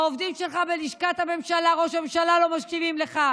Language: Hebrew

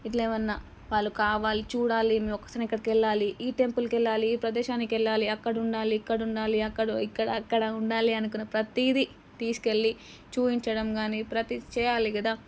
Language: Telugu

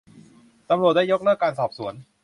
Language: Thai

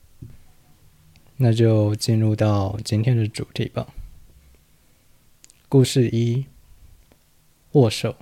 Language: Chinese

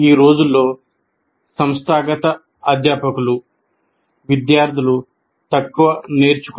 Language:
Telugu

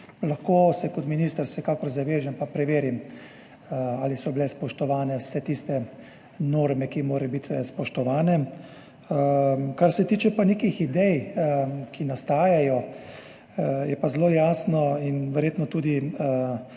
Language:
Slovenian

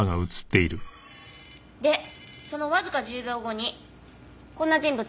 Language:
Japanese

